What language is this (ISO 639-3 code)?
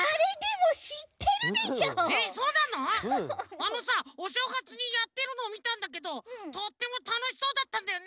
jpn